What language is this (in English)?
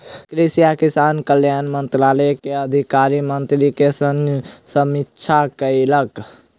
Maithili